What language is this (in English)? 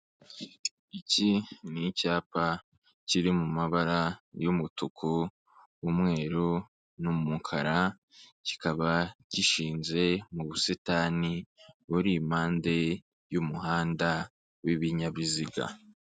Kinyarwanda